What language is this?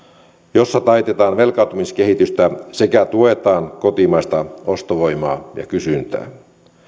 Finnish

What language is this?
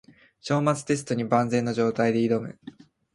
Japanese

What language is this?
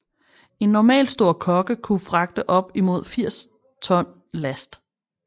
Danish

